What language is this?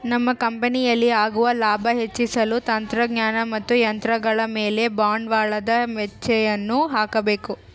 Kannada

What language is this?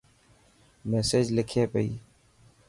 Dhatki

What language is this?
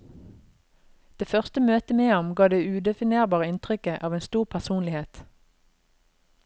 Norwegian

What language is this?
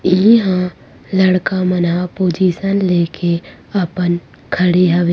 Chhattisgarhi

